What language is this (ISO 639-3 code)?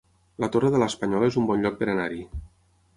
cat